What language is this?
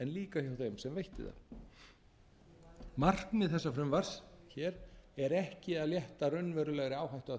Icelandic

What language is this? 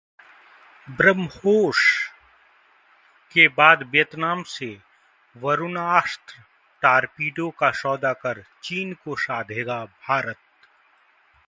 Hindi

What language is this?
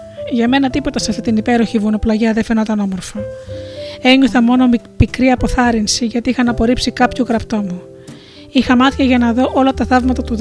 Greek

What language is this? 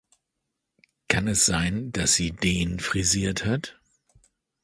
German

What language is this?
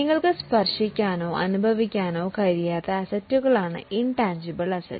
Malayalam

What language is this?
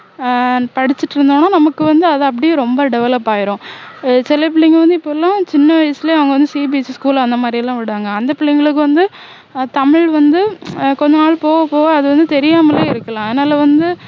Tamil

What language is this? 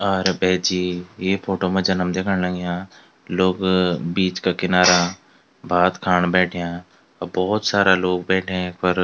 Garhwali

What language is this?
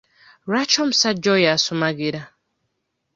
Ganda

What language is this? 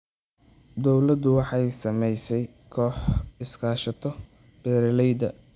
Somali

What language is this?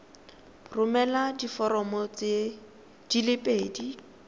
Tswana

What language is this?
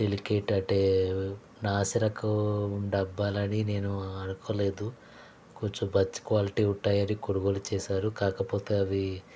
Telugu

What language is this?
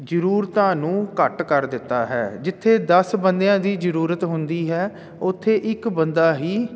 Punjabi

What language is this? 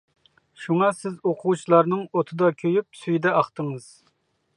Uyghur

